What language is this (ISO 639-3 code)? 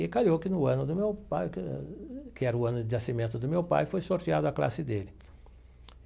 por